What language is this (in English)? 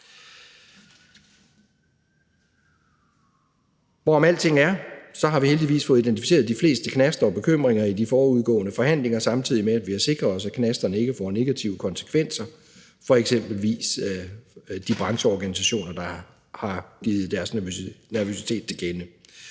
Danish